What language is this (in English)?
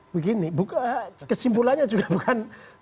Indonesian